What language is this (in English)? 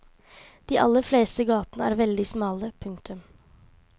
Norwegian